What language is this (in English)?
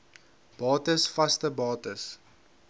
Afrikaans